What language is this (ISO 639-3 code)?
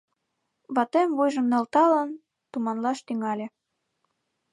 chm